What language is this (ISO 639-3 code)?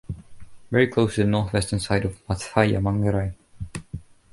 eng